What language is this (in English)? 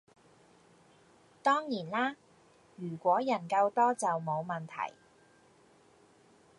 Cantonese